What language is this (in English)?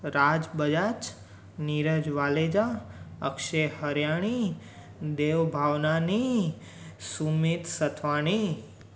Sindhi